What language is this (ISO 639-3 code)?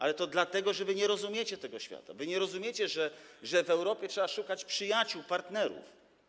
pol